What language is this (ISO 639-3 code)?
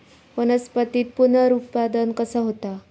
mar